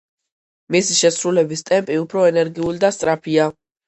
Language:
Georgian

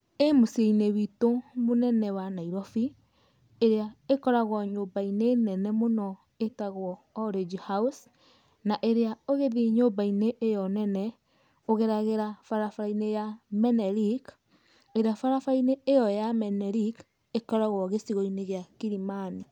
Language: Kikuyu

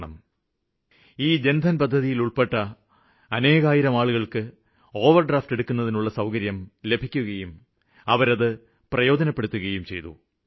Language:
Malayalam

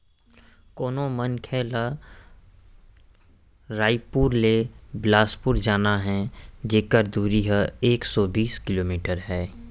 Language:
Chhattisgarhi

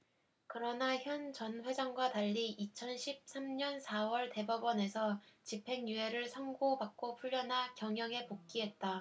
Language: Korean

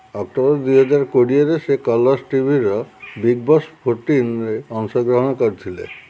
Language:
Odia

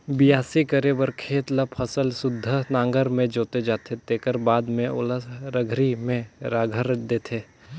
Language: Chhattisgarhi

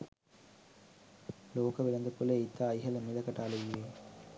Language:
Sinhala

